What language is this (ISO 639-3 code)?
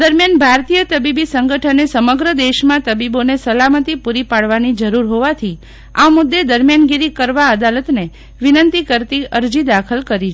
guj